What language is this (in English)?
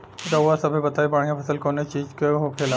Bhojpuri